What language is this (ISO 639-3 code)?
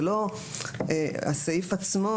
heb